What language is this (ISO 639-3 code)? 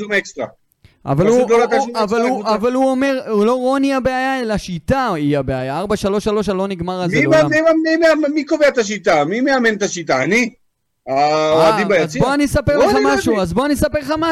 heb